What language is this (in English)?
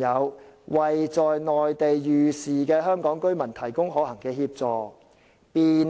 Cantonese